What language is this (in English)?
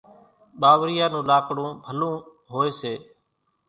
Kachi Koli